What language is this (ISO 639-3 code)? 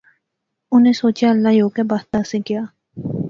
phr